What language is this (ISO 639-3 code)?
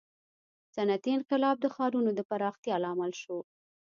pus